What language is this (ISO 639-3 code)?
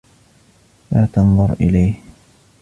ara